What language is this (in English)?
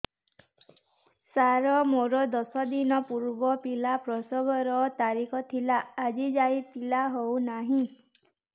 Odia